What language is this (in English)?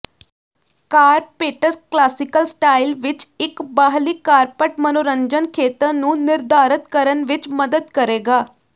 Punjabi